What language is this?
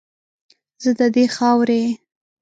Pashto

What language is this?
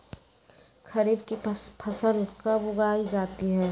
Magahi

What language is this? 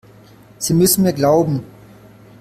German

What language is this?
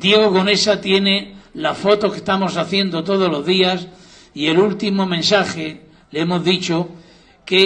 Spanish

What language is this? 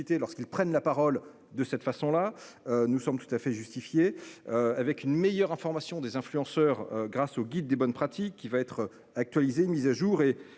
French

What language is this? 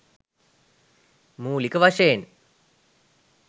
Sinhala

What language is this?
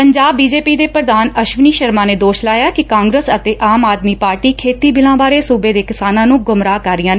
Punjabi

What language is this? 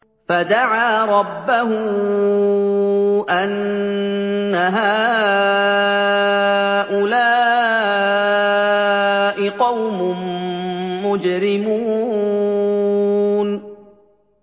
Arabic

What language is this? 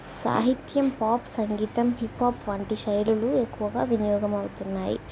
Telugu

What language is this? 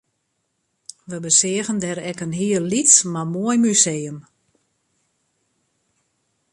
Western Frisian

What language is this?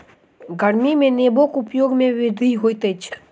Maithili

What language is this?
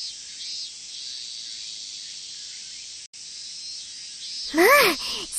Japanese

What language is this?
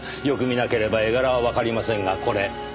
Japanese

